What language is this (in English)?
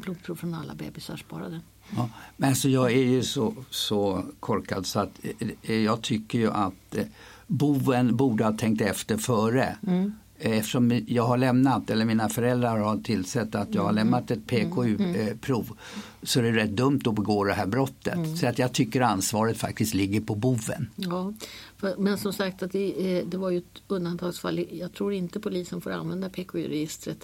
Swedish